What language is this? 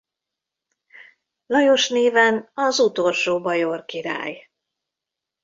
Hungarian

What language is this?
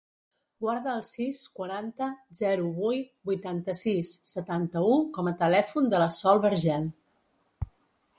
Catalan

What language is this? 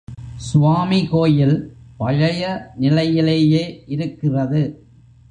Tamil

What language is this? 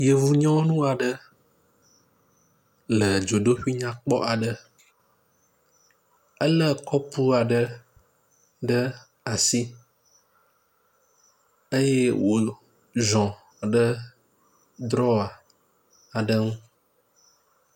Ewe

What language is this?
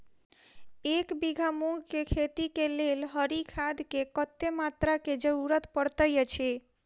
Maithili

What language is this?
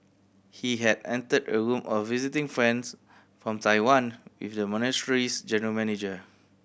English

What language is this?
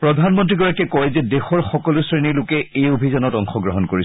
Assamese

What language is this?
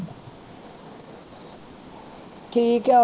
Punjabi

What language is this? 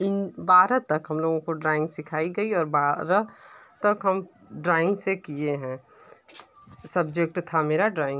Hindi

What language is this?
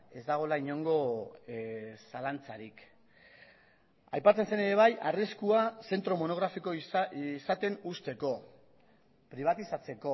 Basque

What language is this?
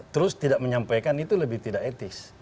Indonesian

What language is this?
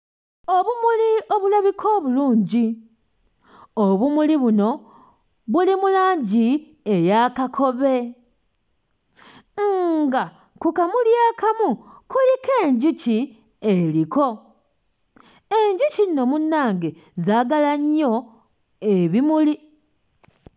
Ganda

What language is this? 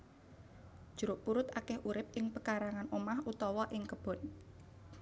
Javanese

